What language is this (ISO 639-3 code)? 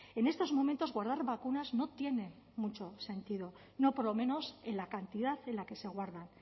spa